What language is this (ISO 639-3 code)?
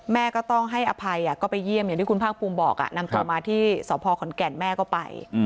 tha